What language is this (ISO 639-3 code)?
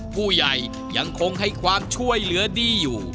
tha